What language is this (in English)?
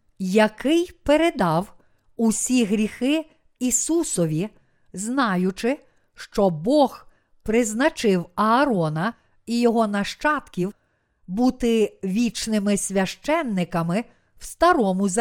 Ukrainian